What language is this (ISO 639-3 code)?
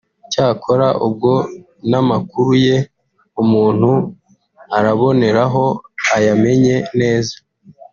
kin